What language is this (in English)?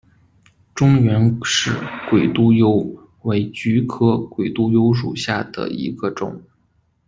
Chinese